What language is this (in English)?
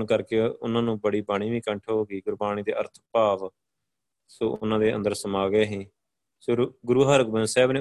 Punjabi